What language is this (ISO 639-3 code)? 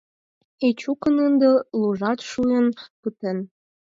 chm